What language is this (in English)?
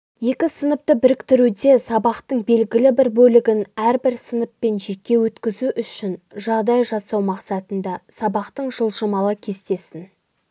Kazakh